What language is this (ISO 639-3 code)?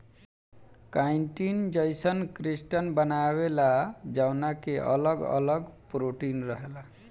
bho